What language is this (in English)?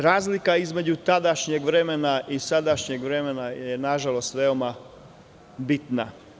Serbian